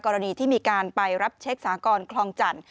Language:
Thai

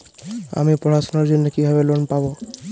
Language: Bangla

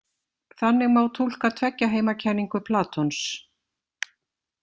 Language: Icelandic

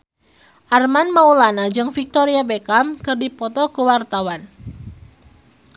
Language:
Sundanese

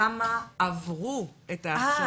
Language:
Hebrew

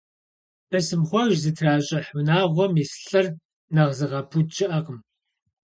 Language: Kabardian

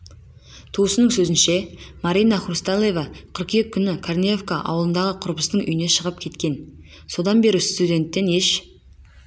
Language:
Kazakh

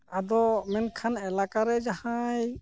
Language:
Santali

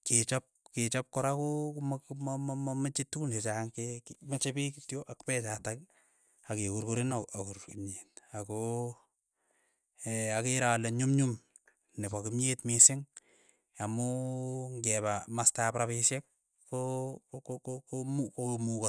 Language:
Keiyo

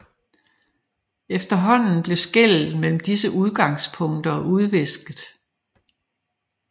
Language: Danish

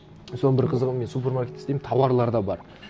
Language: Kazakh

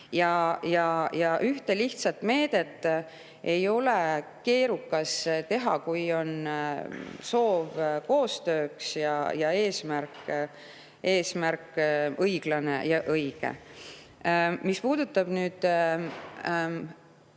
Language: Estonian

